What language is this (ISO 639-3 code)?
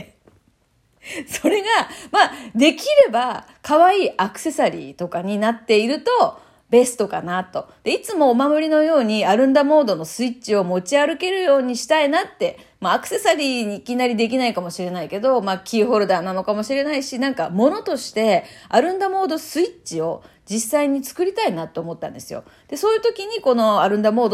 jpn